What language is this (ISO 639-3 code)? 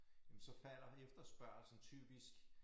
dan